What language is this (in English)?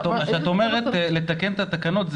Hebrew